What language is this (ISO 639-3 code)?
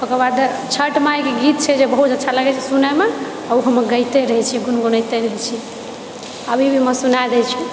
mai